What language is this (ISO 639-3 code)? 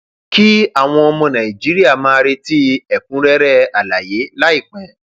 yor